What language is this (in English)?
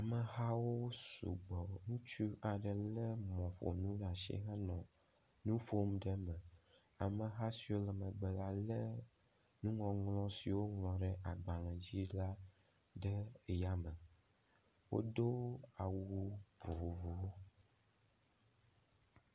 Ewe